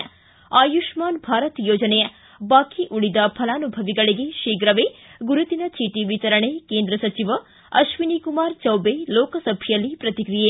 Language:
Kannada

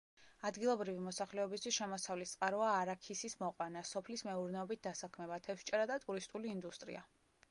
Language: Georgian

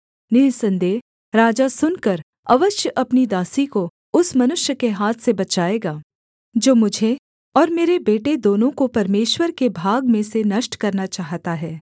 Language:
Hindi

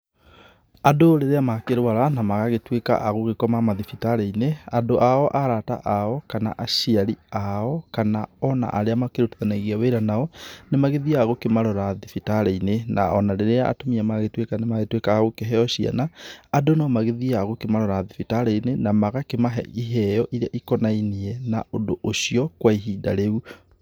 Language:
Kikuyu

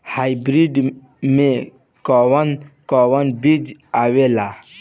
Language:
Bhojpuri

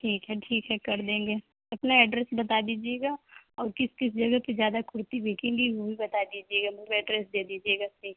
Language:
Urdu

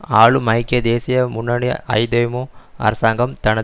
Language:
Tamil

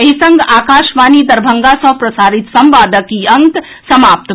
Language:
Maithili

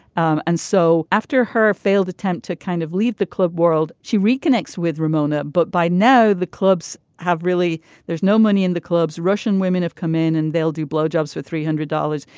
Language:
English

